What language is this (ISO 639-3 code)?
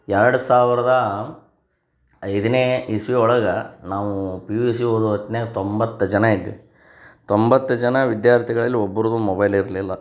kan